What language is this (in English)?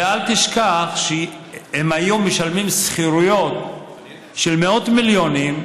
Hebrew